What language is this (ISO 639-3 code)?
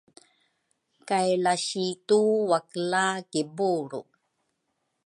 dru